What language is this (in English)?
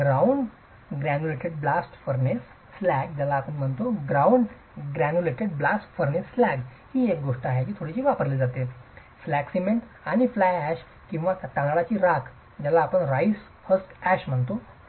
Marathi